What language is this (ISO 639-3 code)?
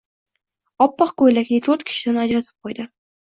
uzb